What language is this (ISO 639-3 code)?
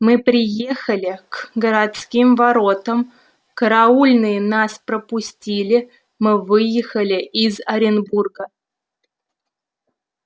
rus